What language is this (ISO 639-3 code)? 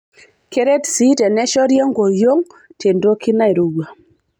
mas